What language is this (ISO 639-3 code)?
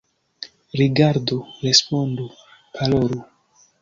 epo